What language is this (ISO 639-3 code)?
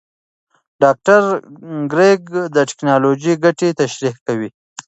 pus